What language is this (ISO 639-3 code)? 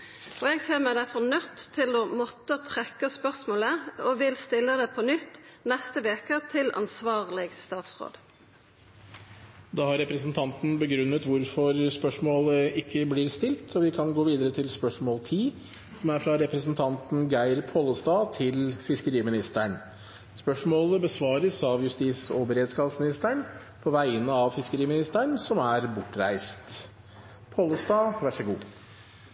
nor